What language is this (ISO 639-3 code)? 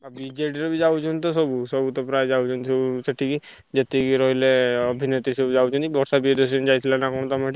ori